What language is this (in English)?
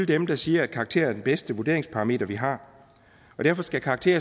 Danish